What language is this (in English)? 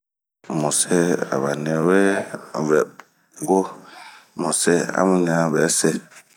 Bomu